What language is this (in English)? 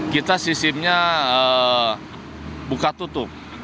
Indonesian